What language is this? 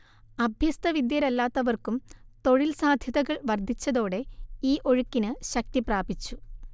Malayalam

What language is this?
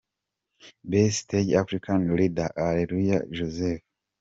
Kinyarwanda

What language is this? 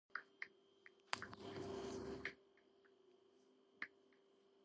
Georgian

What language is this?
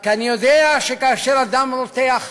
Hebrew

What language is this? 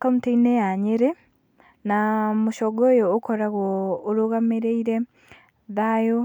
Kikuyu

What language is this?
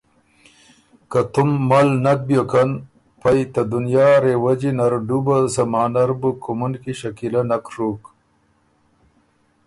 Ormuri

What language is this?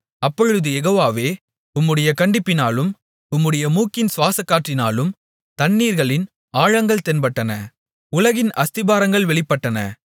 Tamil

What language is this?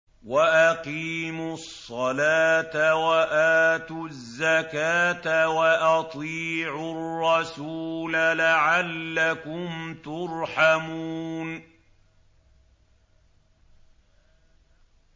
Arabic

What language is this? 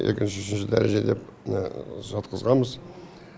Kazakh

